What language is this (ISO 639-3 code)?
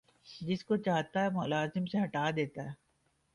urd